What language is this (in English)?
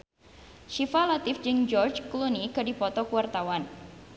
Sundanese